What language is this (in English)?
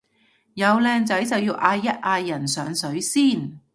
Cantonese